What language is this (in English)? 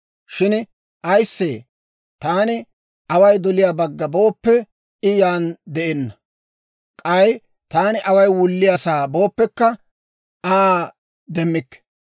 Dawro